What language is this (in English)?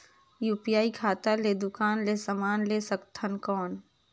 Chhattisgarhi